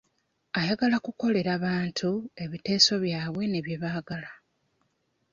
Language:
Ganda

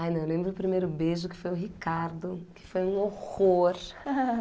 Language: Portuguese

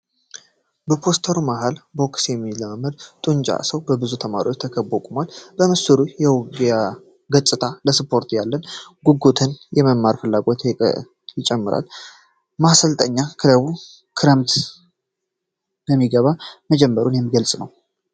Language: Amharic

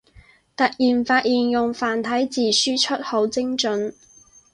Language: Cantonese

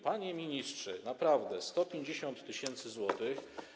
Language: Polish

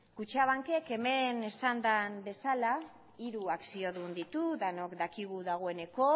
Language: Basque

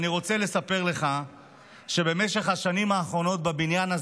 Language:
Hebrew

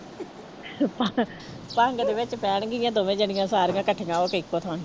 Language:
Punjabi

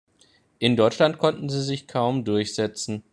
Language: German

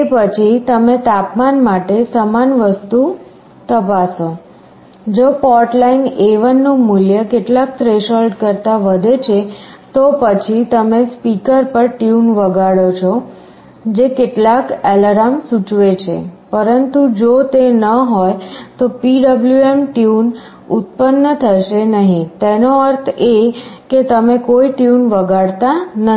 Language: Gujarati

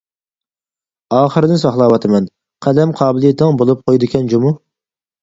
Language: Uyghur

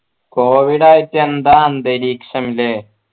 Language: Malayalam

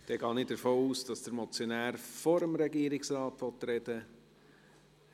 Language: Swiss German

